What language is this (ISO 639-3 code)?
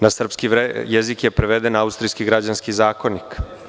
srp